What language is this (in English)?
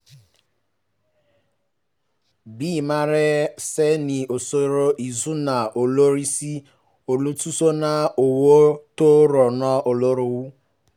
Yoruba